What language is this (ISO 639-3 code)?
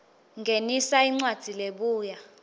ssw